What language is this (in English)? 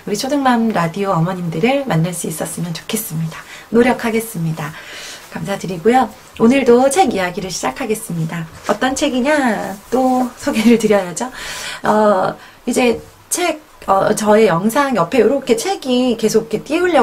Korean